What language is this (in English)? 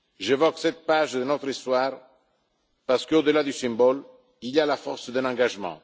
French